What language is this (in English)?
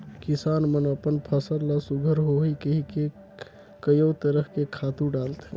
Chhattisgarhi